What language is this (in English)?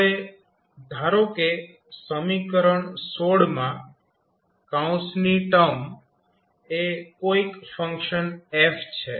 Gujarati